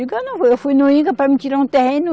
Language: Portuguese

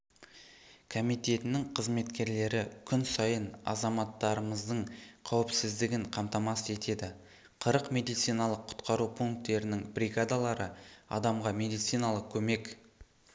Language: Kazakh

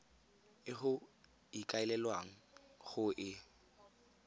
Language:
Tswana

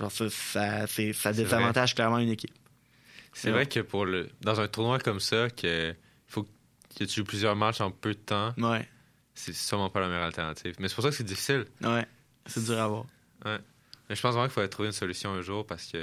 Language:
French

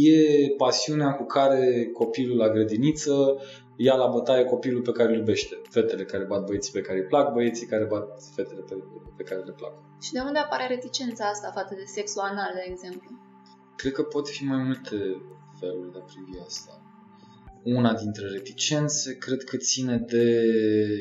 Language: Romanian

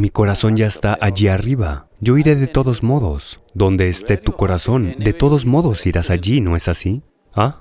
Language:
Spanish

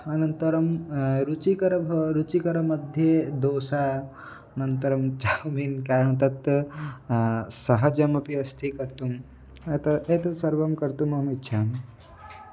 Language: Sanskrit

